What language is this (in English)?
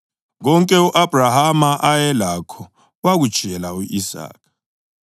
North Ndebele